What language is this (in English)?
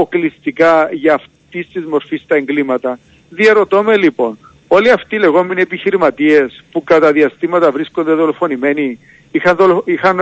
Greek